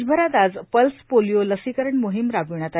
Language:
Marathi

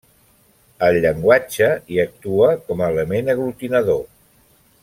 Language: Catalan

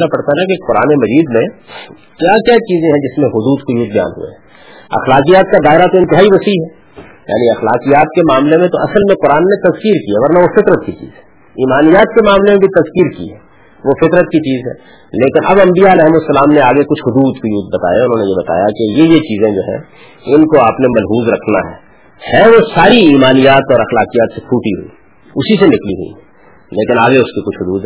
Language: Urdu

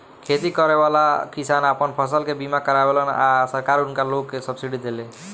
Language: Bhojpuri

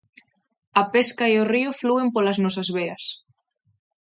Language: Galician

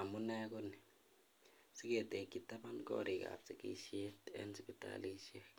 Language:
Kalenjin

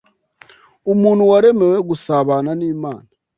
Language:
Kinyarwanda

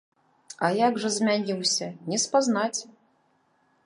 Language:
Belarusian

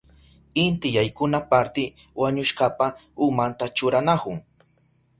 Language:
Southern Pastaza Quechua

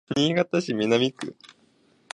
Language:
Japanese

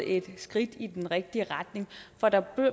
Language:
Danish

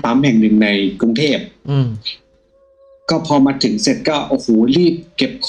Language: Thai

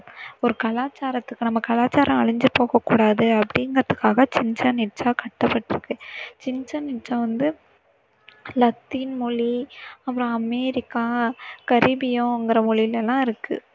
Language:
Tamil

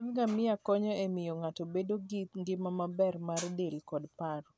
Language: Luo (Kenya and Tanzania)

